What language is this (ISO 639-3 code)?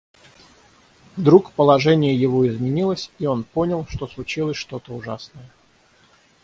rus